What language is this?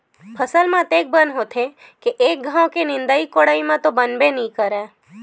Chhattisgarhi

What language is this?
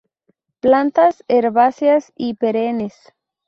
Spanish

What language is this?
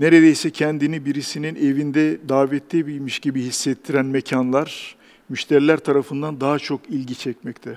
Turkish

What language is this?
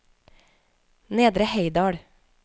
Norwegian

